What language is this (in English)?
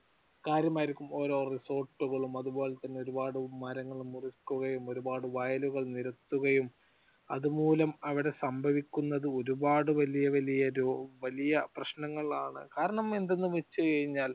Malayalam